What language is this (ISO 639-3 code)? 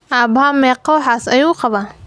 som